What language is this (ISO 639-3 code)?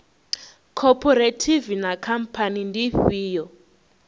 ven